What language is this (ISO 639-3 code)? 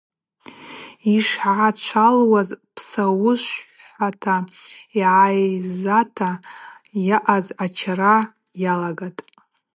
abq